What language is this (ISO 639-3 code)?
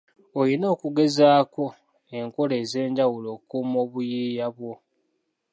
lug